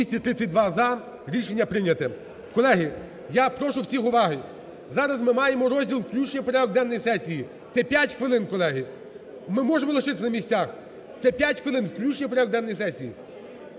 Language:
Ukrainian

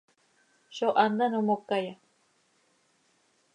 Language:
Seri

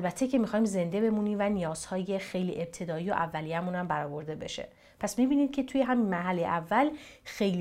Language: Persian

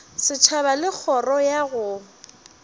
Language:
Northern Sotho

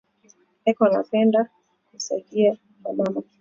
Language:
Swahili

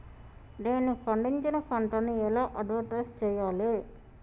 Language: Telugu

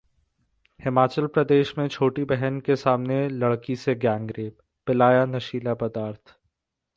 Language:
Hindi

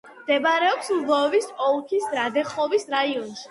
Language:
Georgian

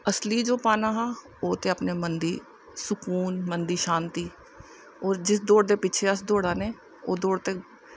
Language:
Dogri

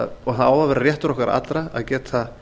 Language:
Icelandic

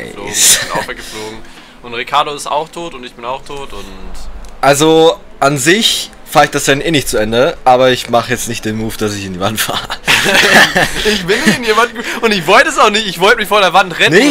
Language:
German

